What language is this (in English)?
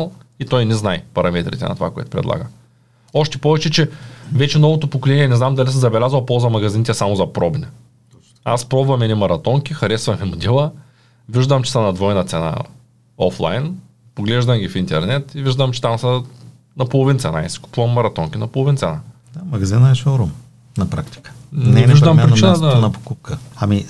Bulgarian